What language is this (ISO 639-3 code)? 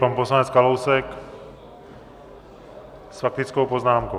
ces